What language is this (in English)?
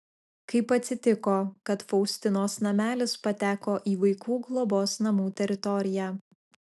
Lithuanian